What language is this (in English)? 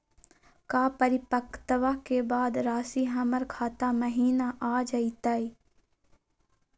Magahi